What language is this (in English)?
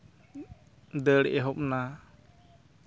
Santali